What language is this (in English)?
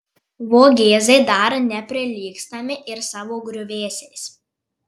Lithuanian